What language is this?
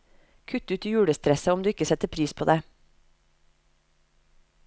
Norwegian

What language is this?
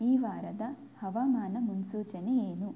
Kannada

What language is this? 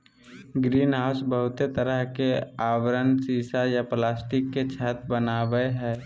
Magahi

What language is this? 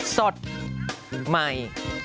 Thai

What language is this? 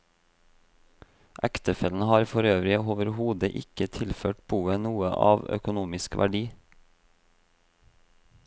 Norwegian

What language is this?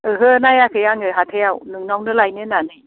Bodo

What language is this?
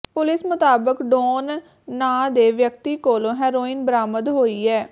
Punjabi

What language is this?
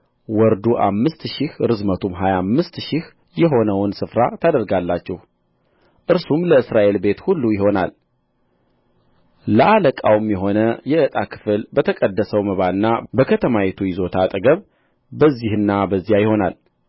Amharic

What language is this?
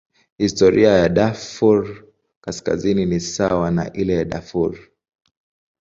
Swahili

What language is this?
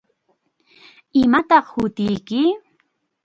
Chiquián Ancash Quechua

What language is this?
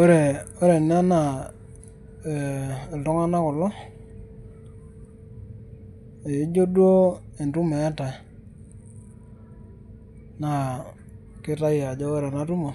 Masai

